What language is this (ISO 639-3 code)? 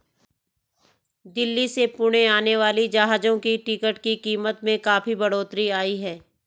hin